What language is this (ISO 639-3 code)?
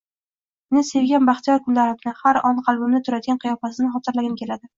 uzb